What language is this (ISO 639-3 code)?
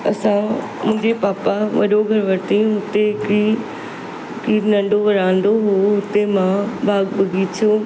snd